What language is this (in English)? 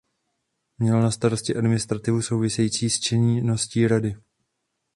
Czech